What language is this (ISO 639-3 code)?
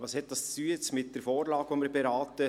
gsw